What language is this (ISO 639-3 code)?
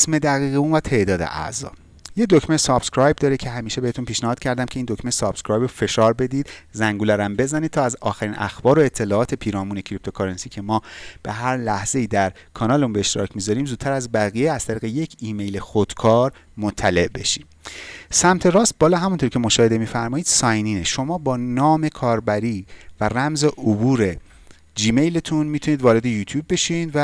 fas